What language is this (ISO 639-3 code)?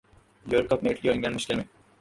urd